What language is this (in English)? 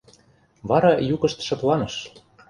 Mari